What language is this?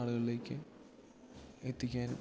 Malayalam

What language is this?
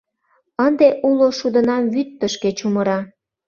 Mari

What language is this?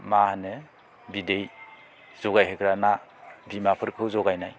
Bodo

